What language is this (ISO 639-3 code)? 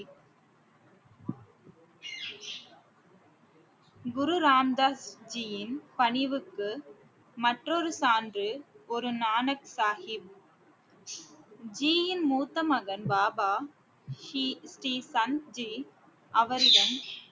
tam